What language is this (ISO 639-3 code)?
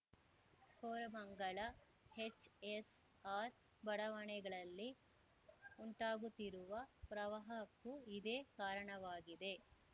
kan